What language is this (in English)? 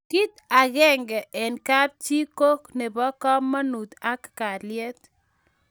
Kalenjin